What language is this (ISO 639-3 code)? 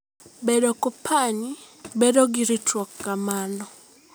luo